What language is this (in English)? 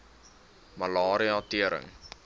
Afrikaans